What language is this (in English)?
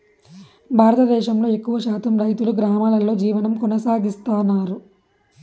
Telugu